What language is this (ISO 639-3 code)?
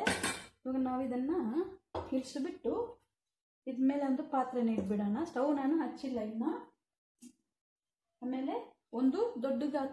hin